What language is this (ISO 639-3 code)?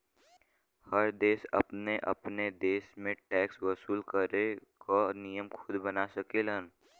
bho